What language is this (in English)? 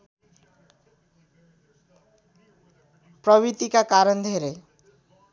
Nepali